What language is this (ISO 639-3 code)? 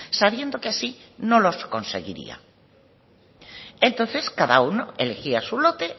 spa